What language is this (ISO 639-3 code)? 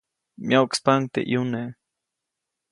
zoc